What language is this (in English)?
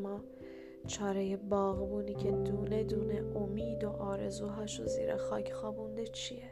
Persian